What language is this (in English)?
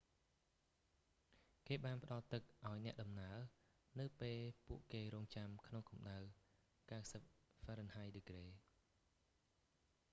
Khmer